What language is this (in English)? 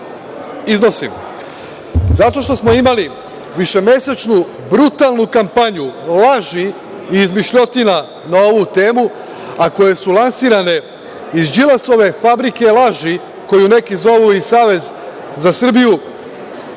Serbian